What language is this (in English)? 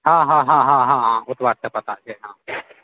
Maithili